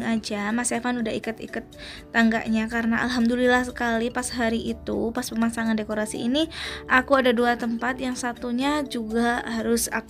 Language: Indonesian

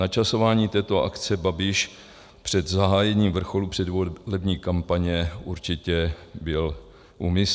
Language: Czech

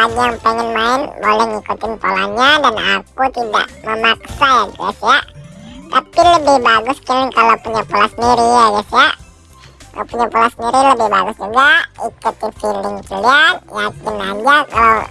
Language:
Indonesian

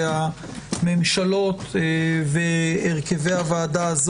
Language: Hebrew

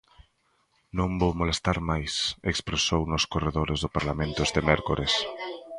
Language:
Galician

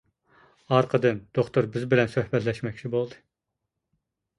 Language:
Uyghur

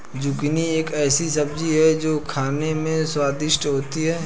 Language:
Hindi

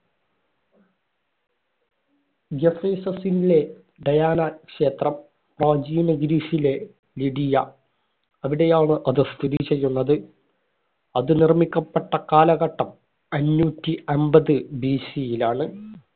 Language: Malayalam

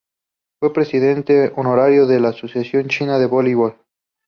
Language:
Spanish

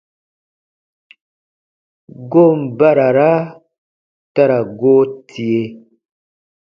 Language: Baatonum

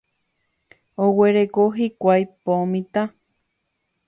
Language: Guarani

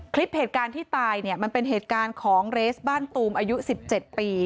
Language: Thai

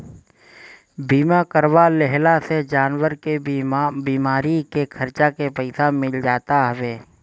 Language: Bhojpuri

